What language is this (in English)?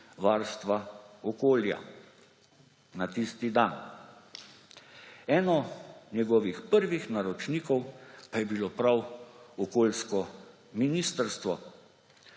Slovenian